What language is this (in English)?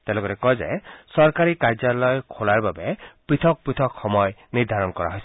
Assamese